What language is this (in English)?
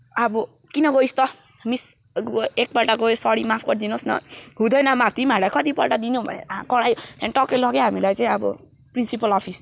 Nepali